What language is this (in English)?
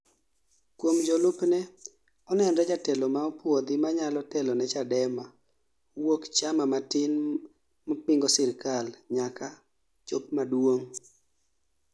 Luo (Kenya and Tanzania)